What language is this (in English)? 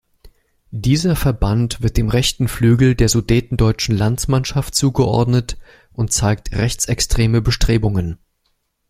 German